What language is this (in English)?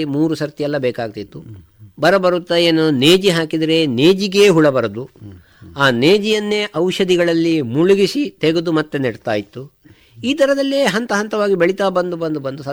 Kannada